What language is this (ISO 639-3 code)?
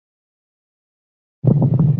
zho